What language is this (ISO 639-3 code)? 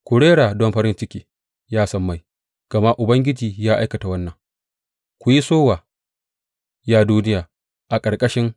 hau